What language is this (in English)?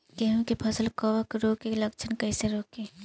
Bhojpuri